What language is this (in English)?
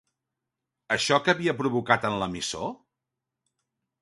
Catalan